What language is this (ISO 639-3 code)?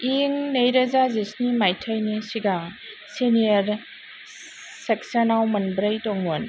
brx